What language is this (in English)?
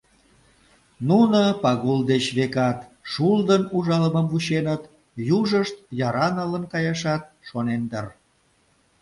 Mari